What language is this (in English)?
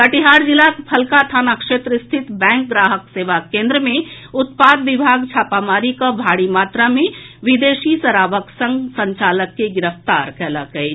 Maithili